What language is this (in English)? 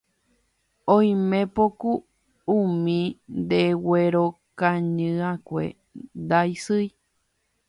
Guarani